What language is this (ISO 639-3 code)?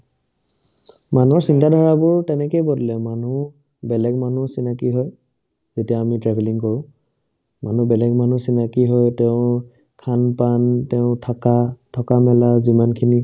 asm